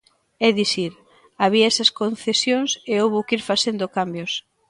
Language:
Galician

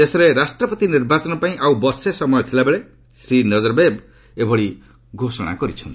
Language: Odia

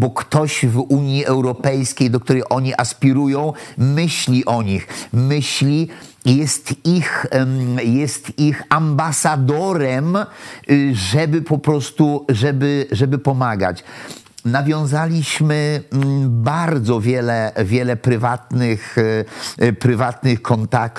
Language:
Polish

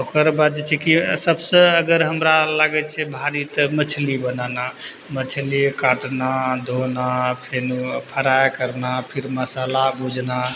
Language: Maithili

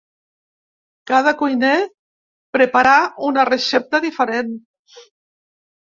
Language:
Catalan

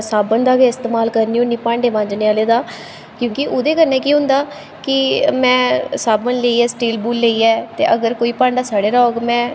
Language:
Dogri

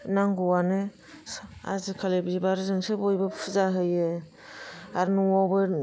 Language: Bodo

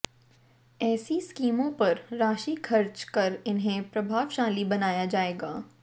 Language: Hindi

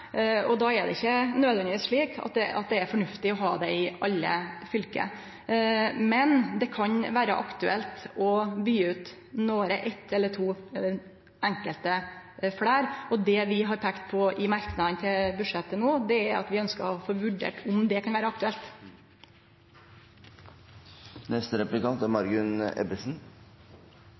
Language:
Norwegian Nynorsk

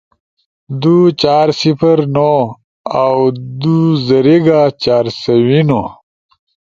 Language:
Ushojo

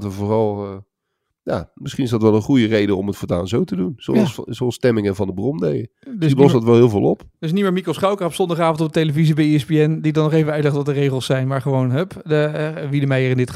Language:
Dutch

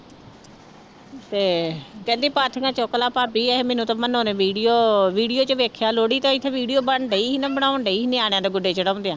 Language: Punjabi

